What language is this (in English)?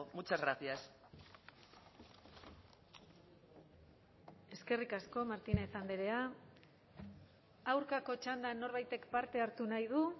Basque